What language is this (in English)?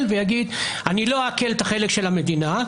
Hebrew